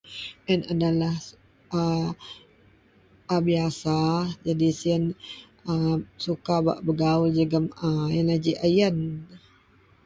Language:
Central Melanau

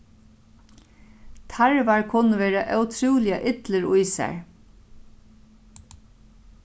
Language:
Faroese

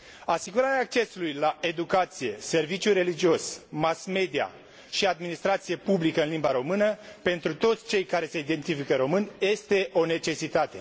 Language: Romanian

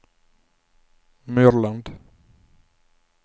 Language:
Norwegian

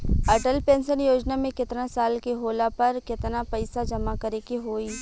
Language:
Bhojpuri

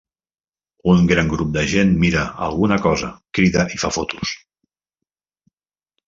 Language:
Catalan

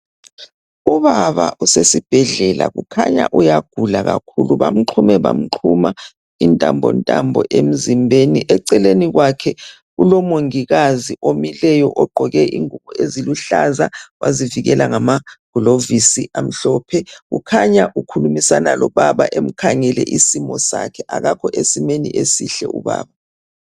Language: North Ndebele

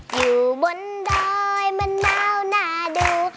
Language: Thai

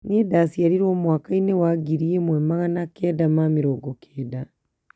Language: Kikuyu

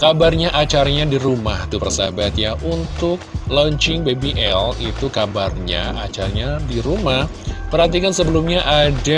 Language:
Indonesian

